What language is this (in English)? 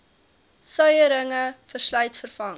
Afrikaans